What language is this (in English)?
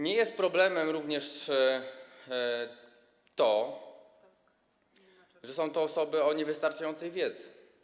Polish